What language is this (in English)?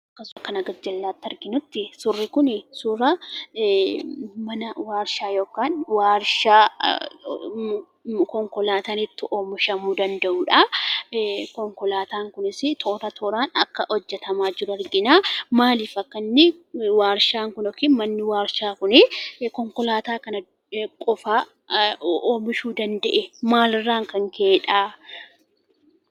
Oromo